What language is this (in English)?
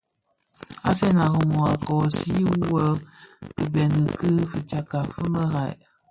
Bafia